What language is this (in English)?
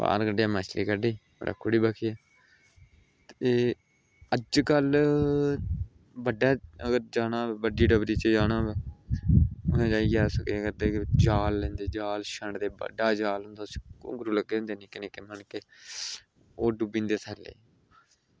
Dogri